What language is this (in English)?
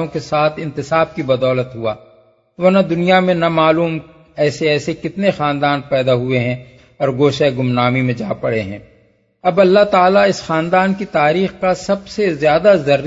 Urdu